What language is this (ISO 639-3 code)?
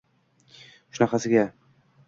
uzb